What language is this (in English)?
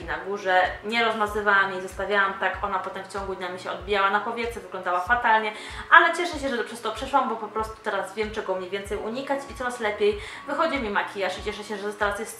Polish